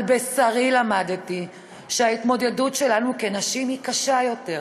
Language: Hebrew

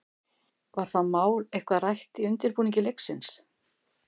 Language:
Icelandic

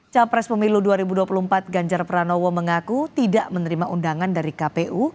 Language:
Indonesian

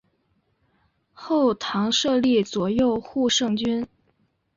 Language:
Chinese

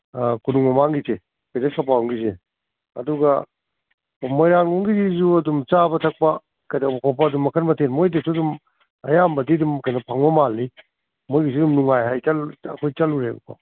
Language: Manipuri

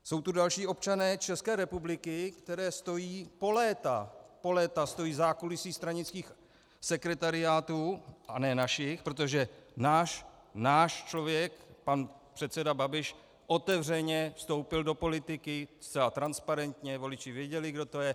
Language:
Czech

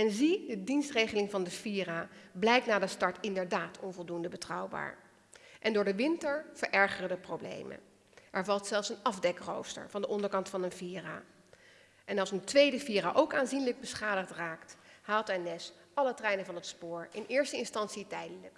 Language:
Dutch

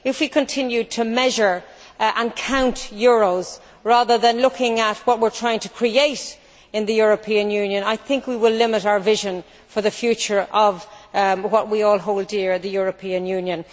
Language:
English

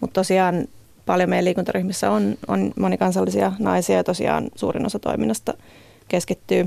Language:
Finnish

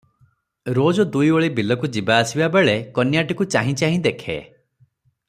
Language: Odia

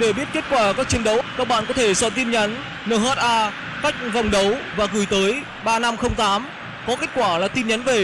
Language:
Vietnamese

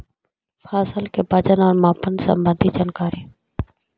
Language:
Magahi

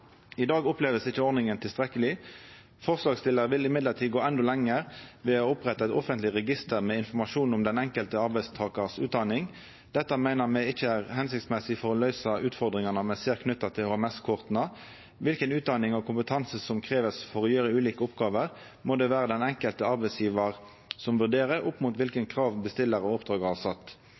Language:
Norwegian Nynorsk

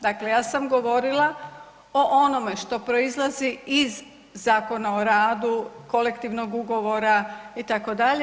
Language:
Croatian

